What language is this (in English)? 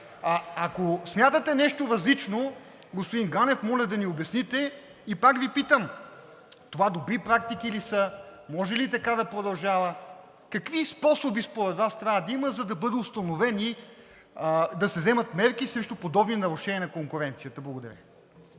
Bulgarian